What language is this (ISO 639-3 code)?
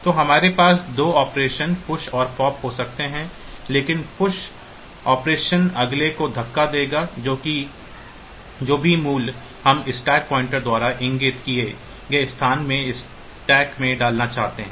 hin